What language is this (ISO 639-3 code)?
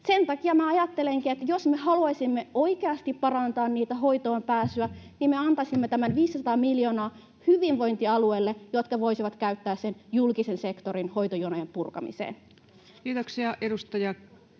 fin